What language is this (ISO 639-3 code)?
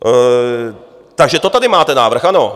ces